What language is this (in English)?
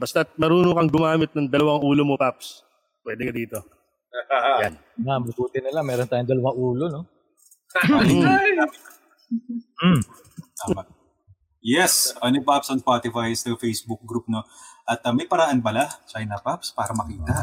Filipino